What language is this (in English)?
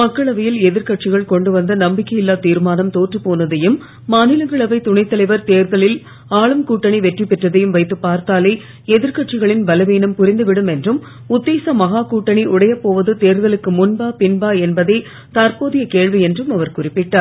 Tamil